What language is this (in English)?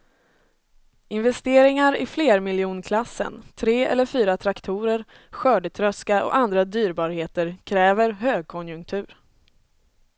Swedish